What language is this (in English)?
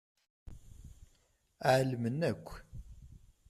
Kabyle